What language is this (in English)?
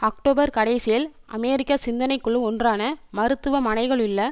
Tamil